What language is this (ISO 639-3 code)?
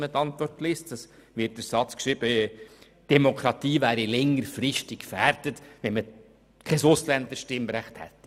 gsw